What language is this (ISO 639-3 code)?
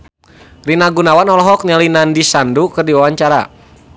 sun